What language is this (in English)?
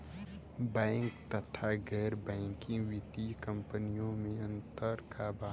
Bhojpuri